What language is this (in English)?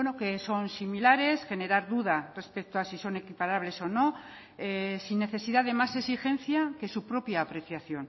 Spanish